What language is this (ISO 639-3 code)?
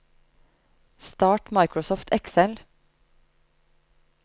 nor